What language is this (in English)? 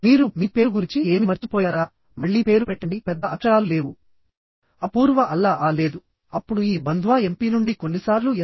Telugu